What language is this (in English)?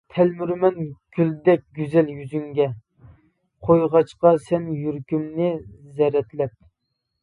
Uyghur